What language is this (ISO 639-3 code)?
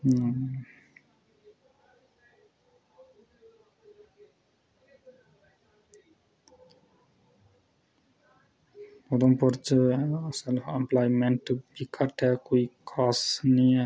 doi